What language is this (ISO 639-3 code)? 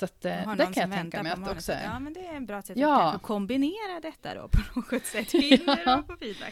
swe